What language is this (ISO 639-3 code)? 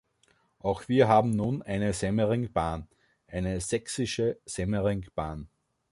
deu